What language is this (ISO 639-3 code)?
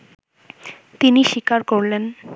ben